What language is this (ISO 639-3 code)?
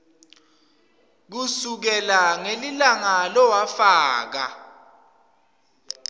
ssw